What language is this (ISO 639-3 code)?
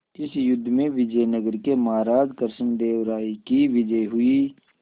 hin